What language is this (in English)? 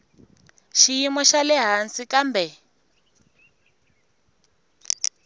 Tsonga